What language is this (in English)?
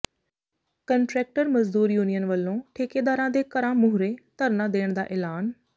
Punjabi